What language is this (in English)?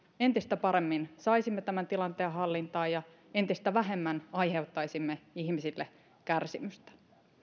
Finnish